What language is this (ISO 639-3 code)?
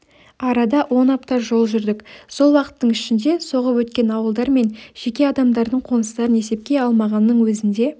kaz